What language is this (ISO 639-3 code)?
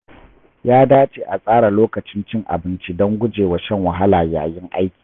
hau